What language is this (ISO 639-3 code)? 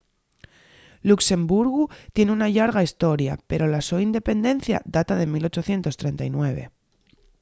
ast